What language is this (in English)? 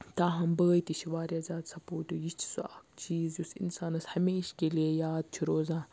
Kashmiri